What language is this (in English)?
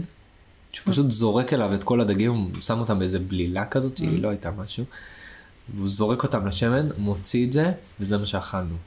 Hebrew